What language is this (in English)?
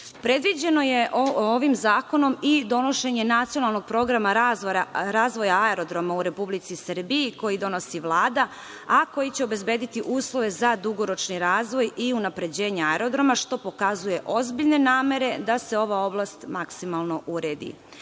Serbian